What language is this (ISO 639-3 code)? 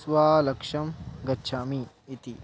san